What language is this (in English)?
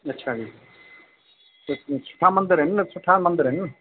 Sindhi